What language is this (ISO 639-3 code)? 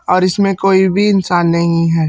hin